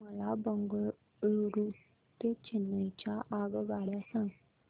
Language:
Marathi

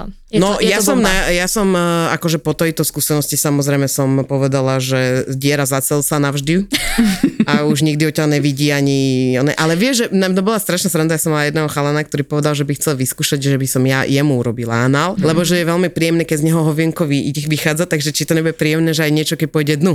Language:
Slovak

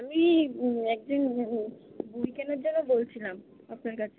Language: Bangla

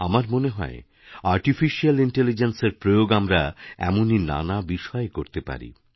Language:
Bangla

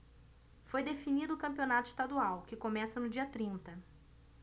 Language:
Portuguese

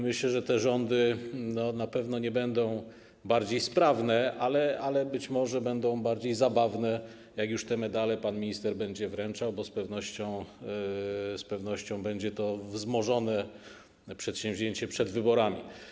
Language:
Polish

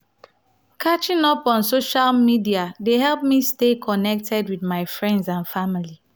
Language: Nigerian Pidgin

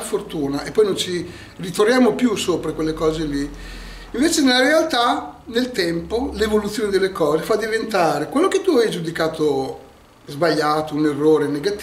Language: Italian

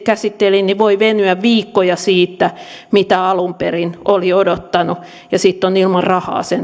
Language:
Finnish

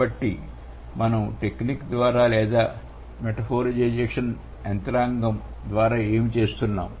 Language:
Telugu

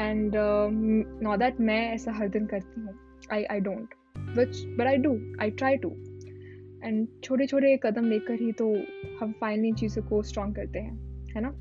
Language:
Hindi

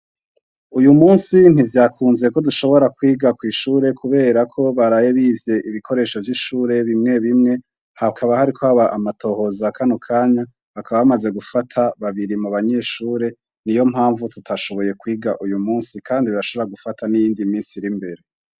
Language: Rundi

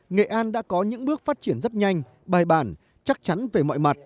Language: Vietnamese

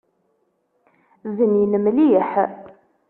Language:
Kabyle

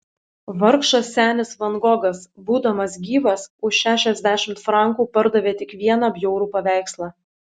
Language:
Lithuanian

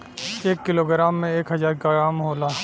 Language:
Bhojpuri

